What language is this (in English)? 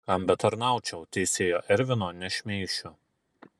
Lithuanian